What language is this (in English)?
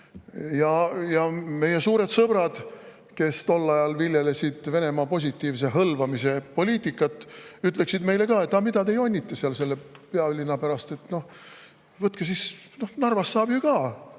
Estonian